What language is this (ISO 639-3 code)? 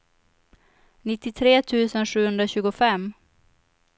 swe